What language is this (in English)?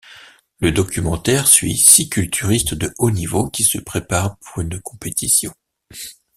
French